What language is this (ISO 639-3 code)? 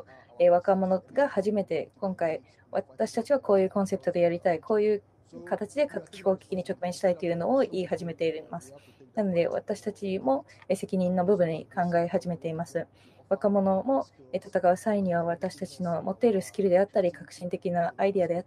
jpn